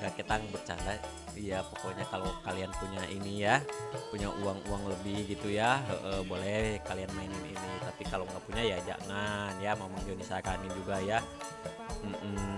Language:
Indonesian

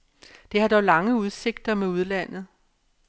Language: Danish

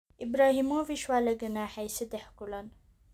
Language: Somali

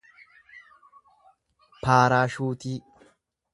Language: Oromo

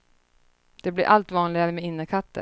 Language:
Swedish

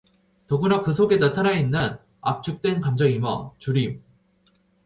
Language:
Korean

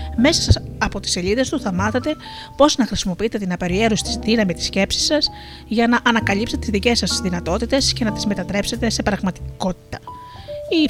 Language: Greek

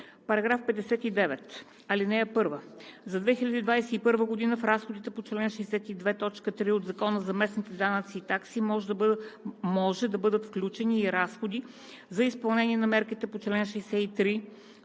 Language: Bulgarian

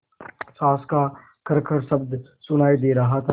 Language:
Hindi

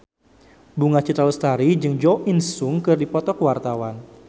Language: Sundanese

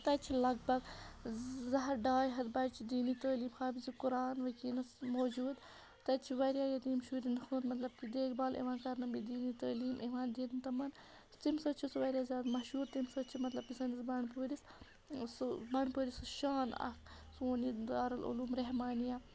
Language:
Kashmiri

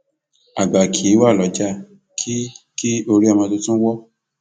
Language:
Yoruba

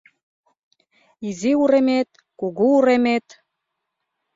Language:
Mari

